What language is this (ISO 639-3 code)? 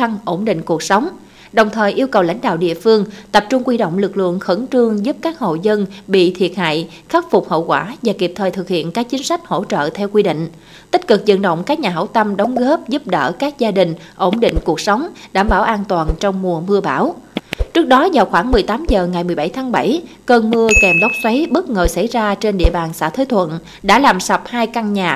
vie